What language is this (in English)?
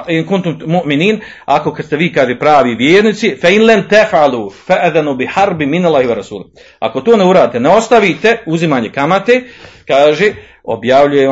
Croatian